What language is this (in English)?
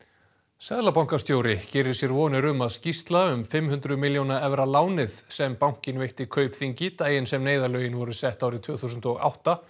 Icelandic